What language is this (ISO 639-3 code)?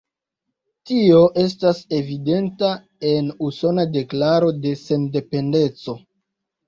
epo